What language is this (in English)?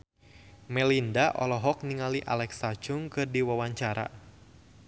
Sundanese